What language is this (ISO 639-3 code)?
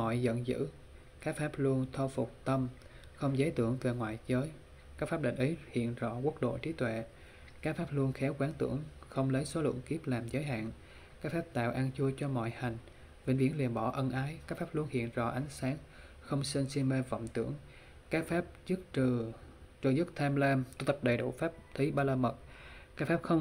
vie